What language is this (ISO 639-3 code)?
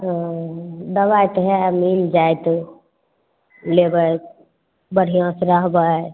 mai